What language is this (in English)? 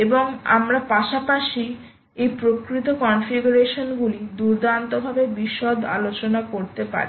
Bangla